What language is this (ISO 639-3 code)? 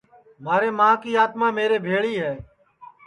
ssi